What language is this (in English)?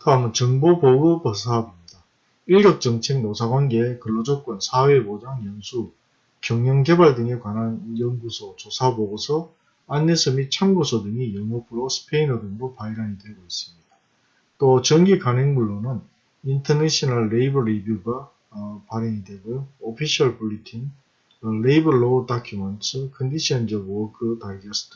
Korean